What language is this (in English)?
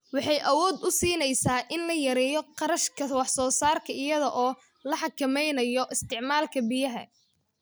Somali